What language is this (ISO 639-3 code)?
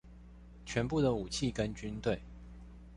zho